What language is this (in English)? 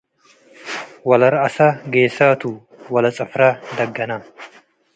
Tigre